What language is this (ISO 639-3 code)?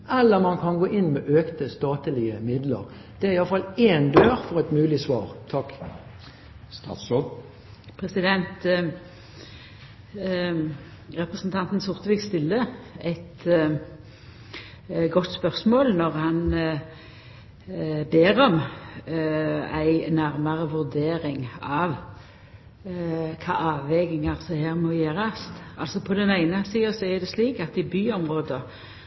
nor